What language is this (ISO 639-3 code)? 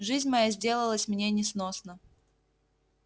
rus